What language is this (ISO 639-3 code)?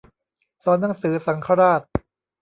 tha